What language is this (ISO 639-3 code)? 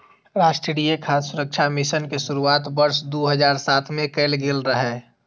mai